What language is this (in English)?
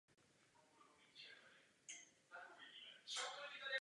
Czech